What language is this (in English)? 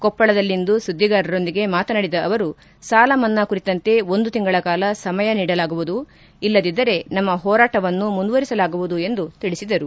Kannada